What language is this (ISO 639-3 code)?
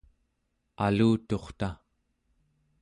esu